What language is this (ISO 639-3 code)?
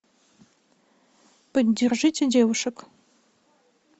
rus